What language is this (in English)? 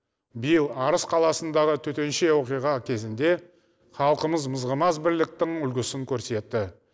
Kazakh